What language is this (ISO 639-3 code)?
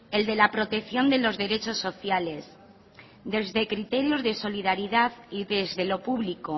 spa